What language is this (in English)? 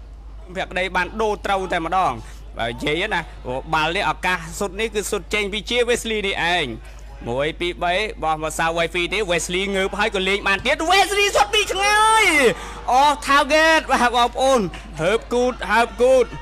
Thai